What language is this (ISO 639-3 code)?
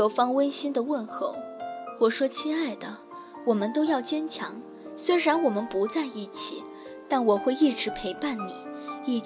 zho